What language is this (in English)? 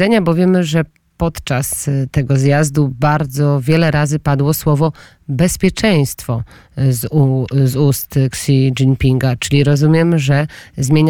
Polish